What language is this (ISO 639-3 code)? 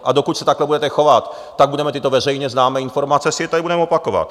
ces